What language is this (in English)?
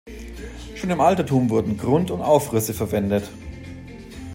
German